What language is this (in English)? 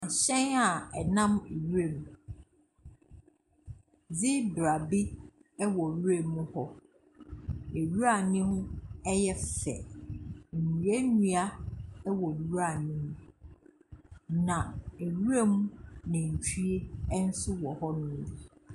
Akan